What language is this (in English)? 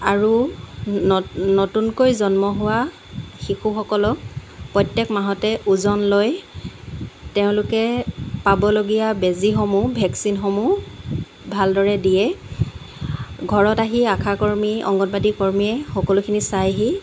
Assamese